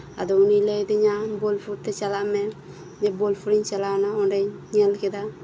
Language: Santali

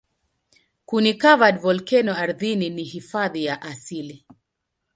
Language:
Swahili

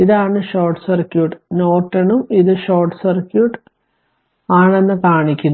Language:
Malayalam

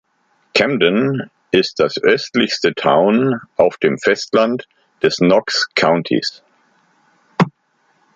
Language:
German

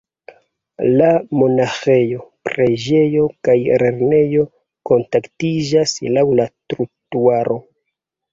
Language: Esperanto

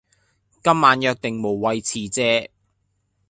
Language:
Cantonese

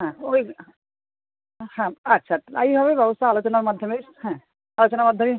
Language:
Bangla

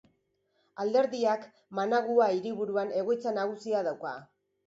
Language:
Basque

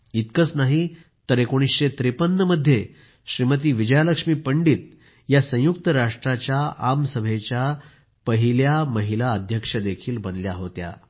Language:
Marathi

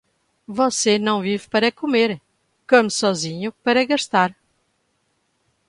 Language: Portuguese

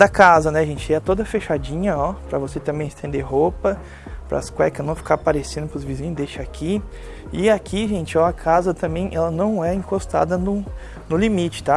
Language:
Portuguese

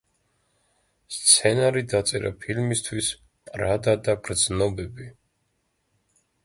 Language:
Georgian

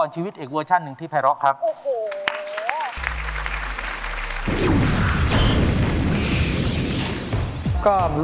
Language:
Thai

